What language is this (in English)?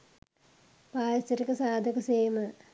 Sinhala